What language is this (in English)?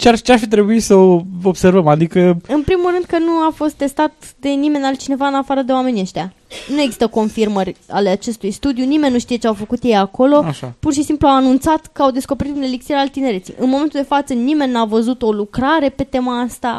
Romanian